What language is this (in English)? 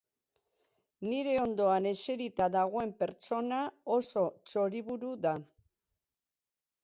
Basque